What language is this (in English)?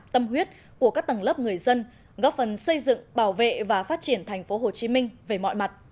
Vietnamese